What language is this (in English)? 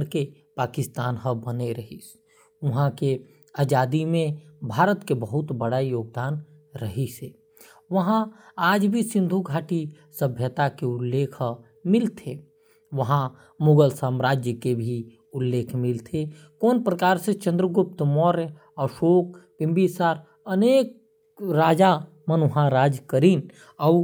Korwa